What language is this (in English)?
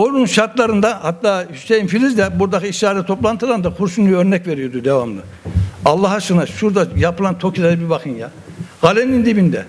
Turkish